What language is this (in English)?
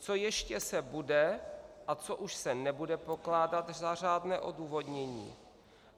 Czech